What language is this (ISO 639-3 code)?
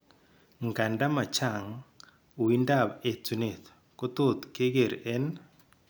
kln